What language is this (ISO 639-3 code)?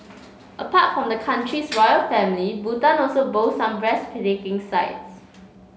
eng